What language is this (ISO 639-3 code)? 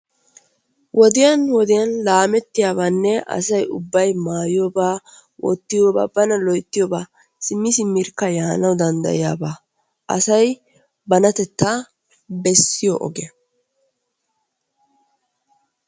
wal